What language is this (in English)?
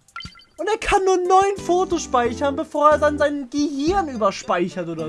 German